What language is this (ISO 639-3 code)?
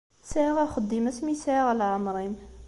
kab